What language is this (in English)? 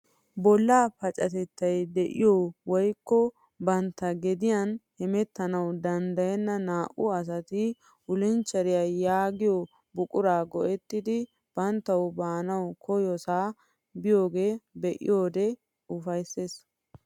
Wolaytta